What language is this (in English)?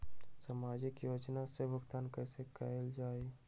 Magahi